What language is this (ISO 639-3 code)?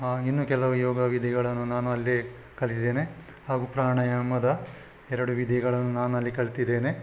kan